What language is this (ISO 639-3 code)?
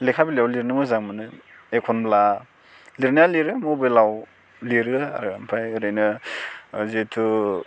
brx